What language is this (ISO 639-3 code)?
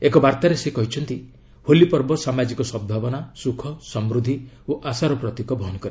ori